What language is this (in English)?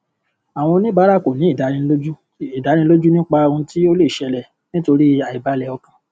Yoruba